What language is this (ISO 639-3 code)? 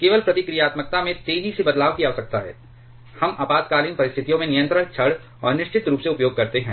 hin